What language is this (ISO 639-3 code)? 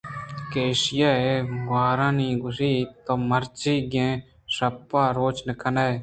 bgp